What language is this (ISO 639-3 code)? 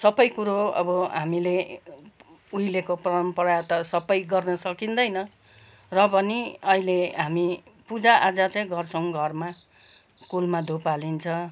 nep